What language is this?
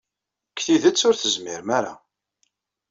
Kabyle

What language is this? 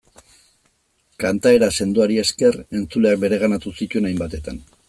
Basque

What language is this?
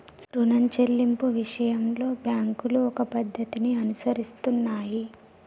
Telugu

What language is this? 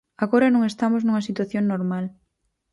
Galician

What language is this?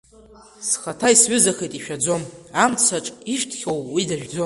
Abkhazian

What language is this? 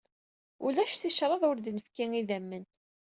Kabyle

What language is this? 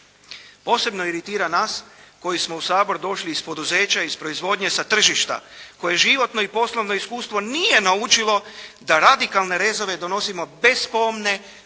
Croatian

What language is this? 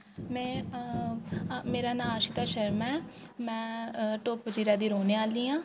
Dogri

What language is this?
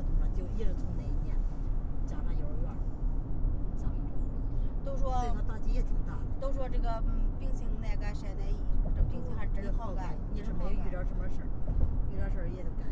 Chinese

